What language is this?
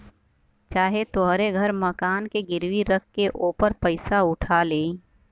Bhojpuri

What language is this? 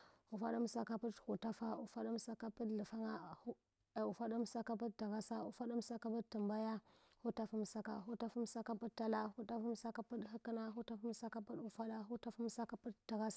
Hwana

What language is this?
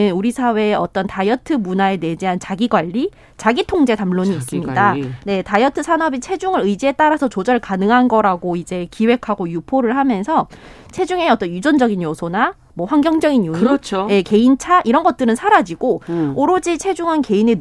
Korean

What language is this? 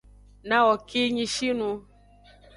Aja (Benin)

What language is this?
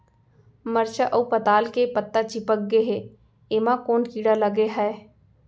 Chhattisgarhi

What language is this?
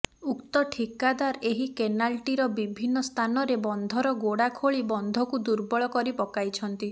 Odia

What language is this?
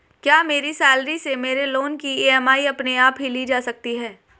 Hindi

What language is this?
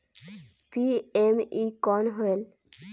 Chhattisgarhi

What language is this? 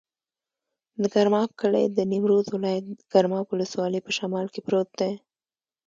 Pashto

